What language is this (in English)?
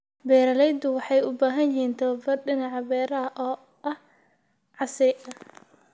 Somali